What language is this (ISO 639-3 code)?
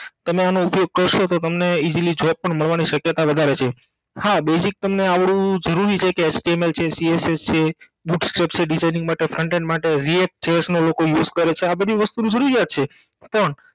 guj